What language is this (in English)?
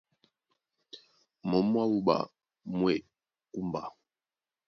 Duala